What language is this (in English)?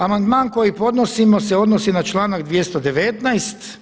Croatian